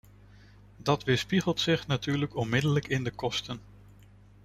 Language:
Dutch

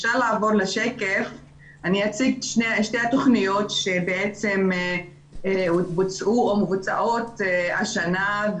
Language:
Hebrew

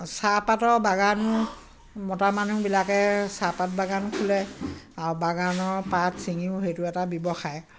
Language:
Assamese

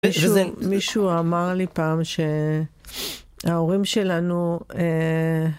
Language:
Hebrew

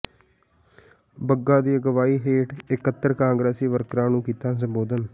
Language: Punjabi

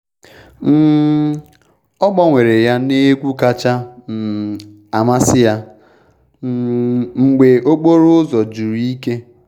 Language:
Igbo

